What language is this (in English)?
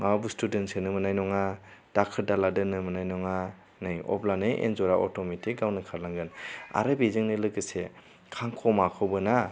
Bodo